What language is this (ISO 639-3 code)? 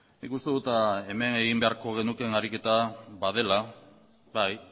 eus